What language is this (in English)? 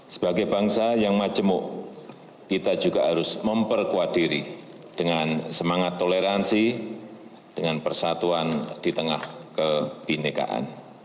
Indonesian